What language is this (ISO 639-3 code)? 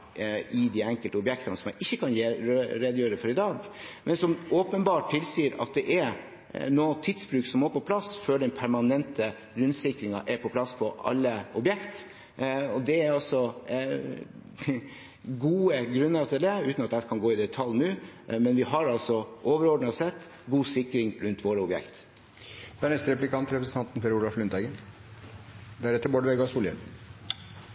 nob